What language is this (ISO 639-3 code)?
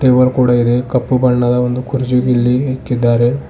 kan